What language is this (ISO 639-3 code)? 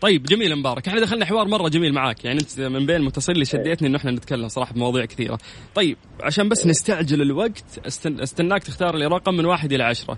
ara